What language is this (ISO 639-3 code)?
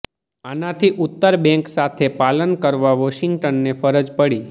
guj